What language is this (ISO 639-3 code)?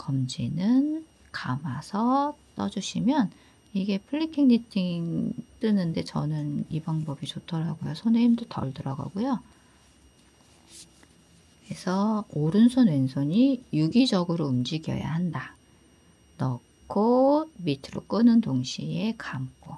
kor